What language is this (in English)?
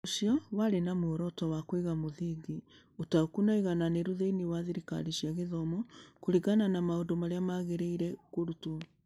Kikuyu